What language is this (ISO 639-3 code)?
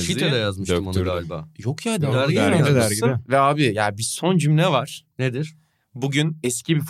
tur